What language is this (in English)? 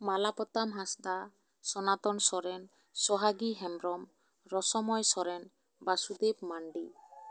Santali